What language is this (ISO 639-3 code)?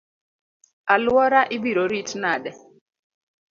luo